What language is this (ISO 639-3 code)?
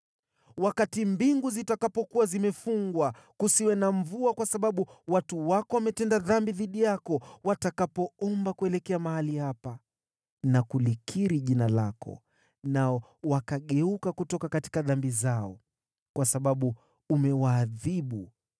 swa